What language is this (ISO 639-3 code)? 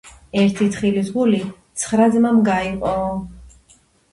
kat